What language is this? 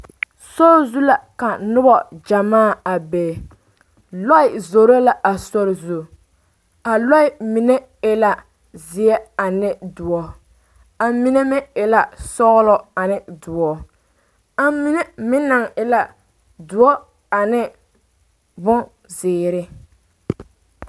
Southern Dagaare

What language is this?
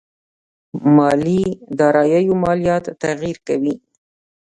Pashto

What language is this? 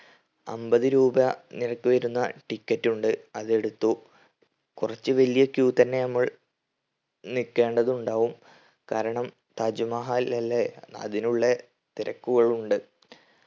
Malayalam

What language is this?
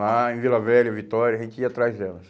Portuguese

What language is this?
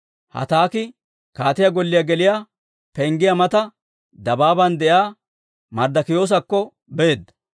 Dawro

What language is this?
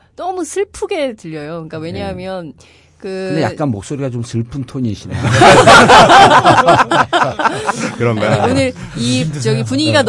Korean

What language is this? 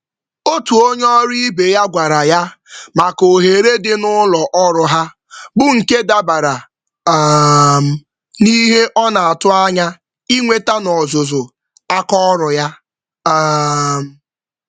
Igbo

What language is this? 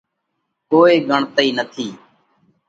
Parkari Koli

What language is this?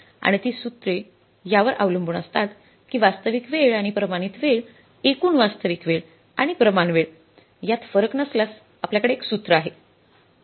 Marathi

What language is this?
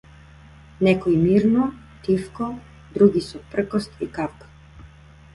Macedonian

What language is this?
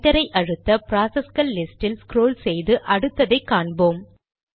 Tamil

